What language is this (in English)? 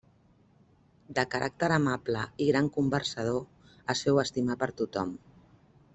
Catalan